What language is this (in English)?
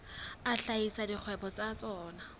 Southern Sotho